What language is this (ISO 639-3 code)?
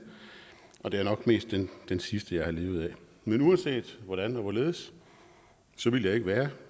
dan